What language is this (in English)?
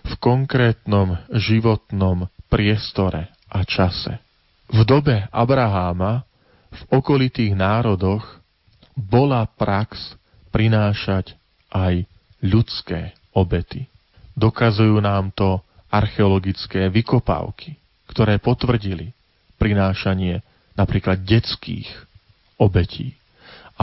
Slovak